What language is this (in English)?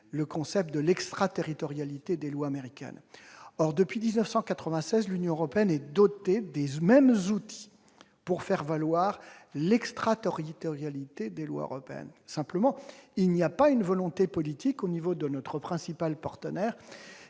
French